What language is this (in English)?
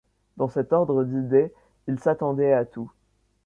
French